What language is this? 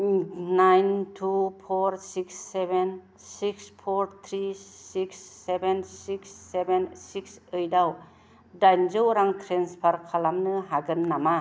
Bodo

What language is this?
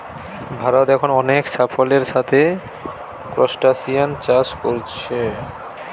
Bangla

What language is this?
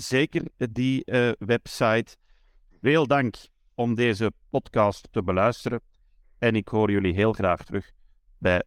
Dutch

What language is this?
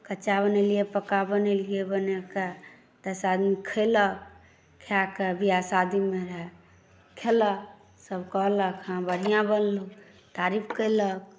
Maithili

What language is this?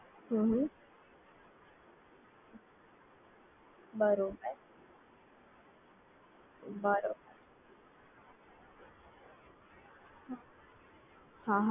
Gujarati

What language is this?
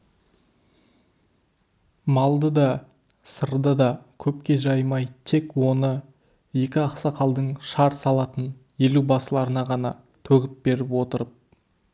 Kazakh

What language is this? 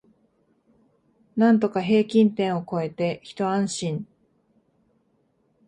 Japanese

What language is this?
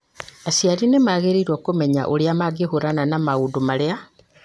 Kikuyu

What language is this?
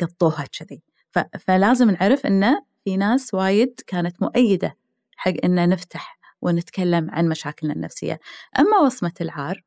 Arabic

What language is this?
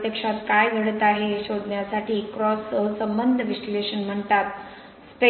Marathi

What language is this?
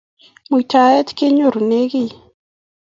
Kalenjin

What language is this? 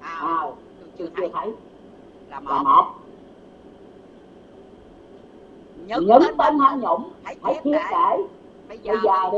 Vietnamese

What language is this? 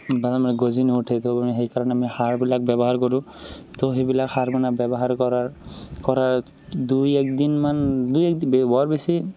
Assamese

